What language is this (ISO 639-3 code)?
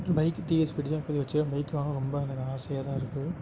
tam